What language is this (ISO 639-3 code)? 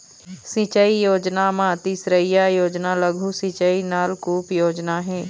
hne